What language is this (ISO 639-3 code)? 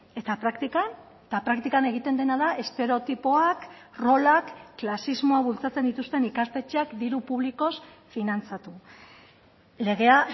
eus